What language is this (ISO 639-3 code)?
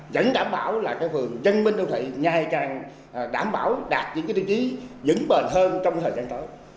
vie